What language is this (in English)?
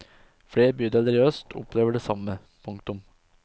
Norwegian